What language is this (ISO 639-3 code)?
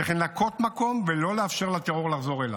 heb